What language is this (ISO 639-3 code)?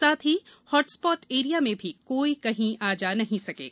hin